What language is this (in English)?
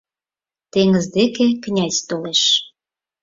Mari